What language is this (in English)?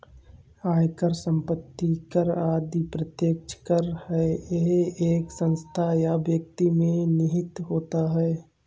Hindi